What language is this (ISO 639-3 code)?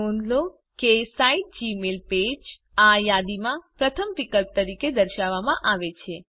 guj